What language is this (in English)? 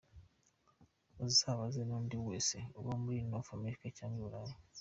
Kinyarwanda